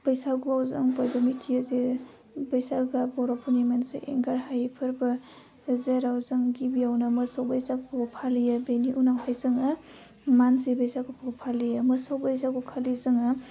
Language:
Bodo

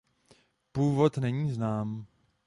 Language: Czech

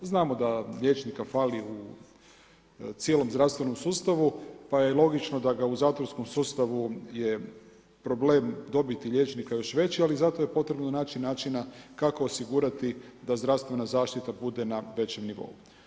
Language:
Croatian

